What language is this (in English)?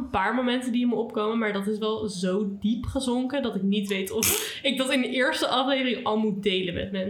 Dutch